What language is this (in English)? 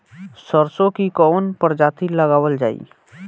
Bhojpuri